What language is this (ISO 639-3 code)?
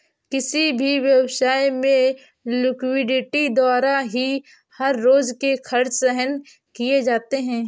hin